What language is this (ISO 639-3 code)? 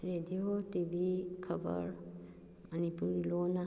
mni